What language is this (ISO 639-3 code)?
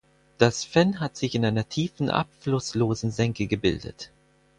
deu